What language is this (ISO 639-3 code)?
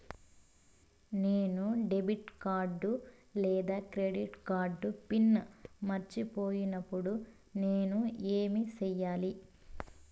tel